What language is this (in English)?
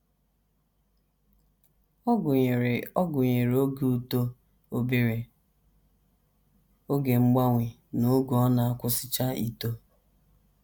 Igbo